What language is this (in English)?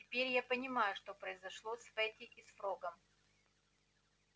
Russian